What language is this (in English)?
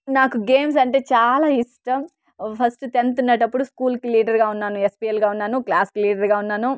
Telugu